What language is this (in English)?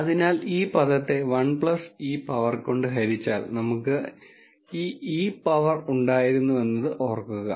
Malayalam